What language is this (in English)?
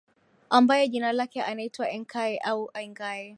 Swahili